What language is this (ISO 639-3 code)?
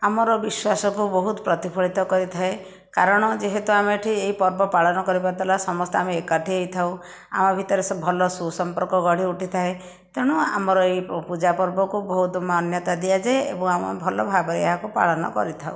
ori